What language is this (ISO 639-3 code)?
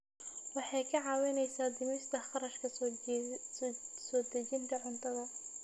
som